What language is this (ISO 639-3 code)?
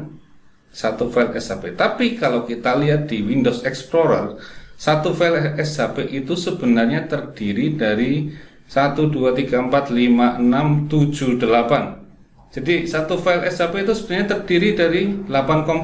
ind